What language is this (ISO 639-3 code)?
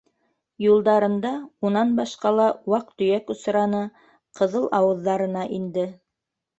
bak